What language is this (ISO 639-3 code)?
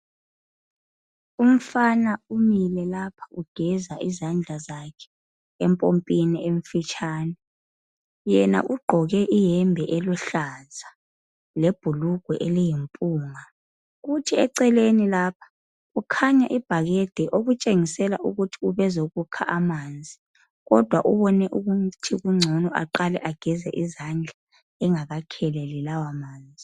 nde